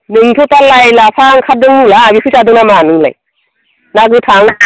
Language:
Bodo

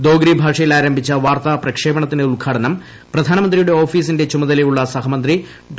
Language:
Malayalam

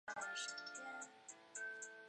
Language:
Chinese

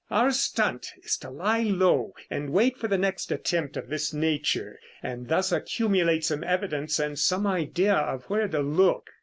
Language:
English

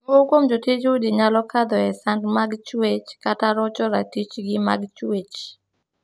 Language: Luo (Kenya and Tanzania)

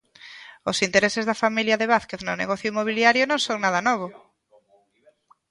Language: Galician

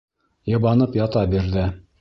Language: Bashkir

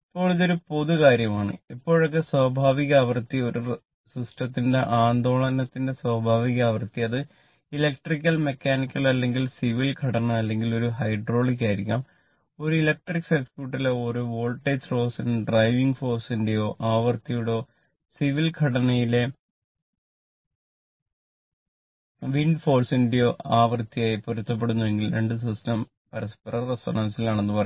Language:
Malayalam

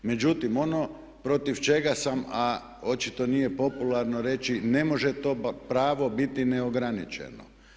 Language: Croatian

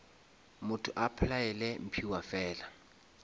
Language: Northern Sotho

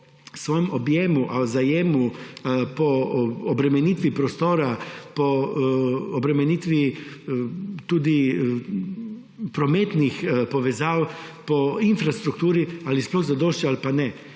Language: Slovenian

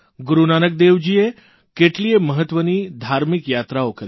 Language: Gujarati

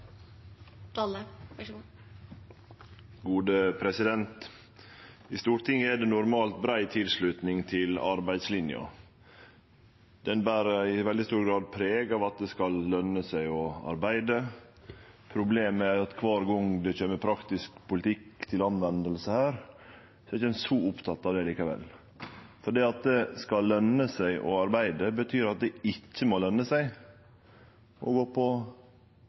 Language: Norwegian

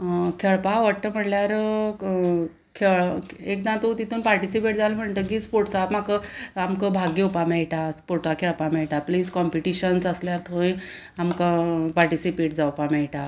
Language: Konkani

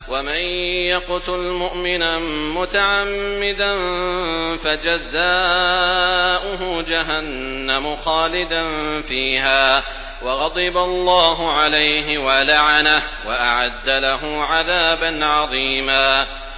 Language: Arabic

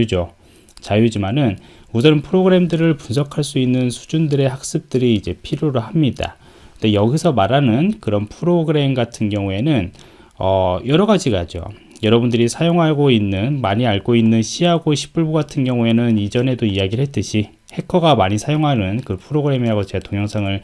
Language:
Korean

